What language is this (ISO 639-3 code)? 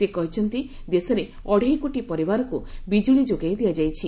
ori